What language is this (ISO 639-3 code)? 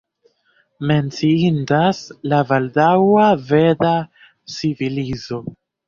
epo